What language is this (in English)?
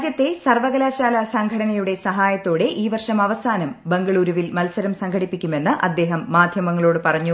Malayalam